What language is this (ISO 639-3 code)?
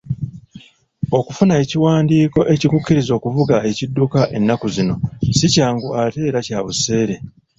lug